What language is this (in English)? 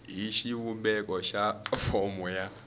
Tsonga